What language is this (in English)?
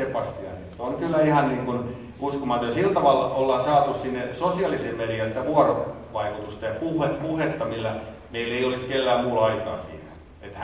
Finnish